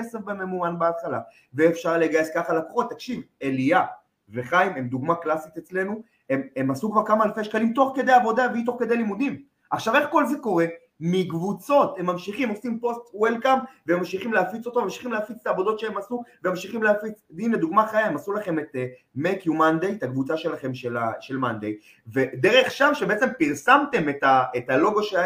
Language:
Hebrew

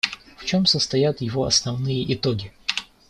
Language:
Russian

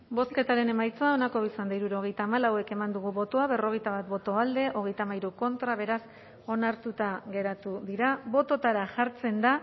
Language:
Basque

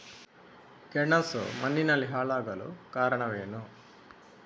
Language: Kannada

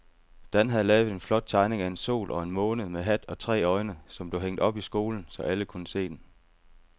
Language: Danish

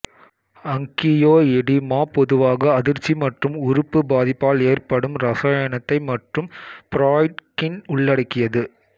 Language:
Tamil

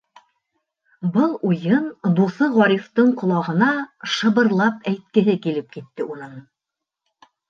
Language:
Bashkir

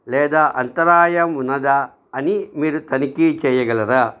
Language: Telugu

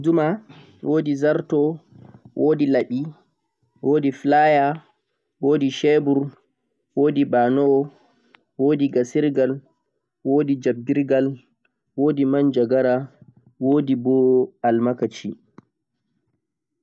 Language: Central-Eastern Niger Fulfulde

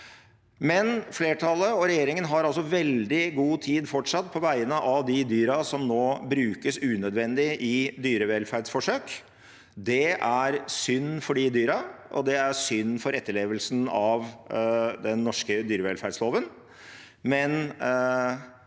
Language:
Norwegian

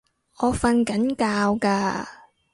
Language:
Cantonese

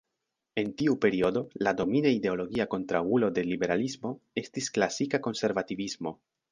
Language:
Esperanto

